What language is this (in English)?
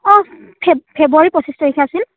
Assamese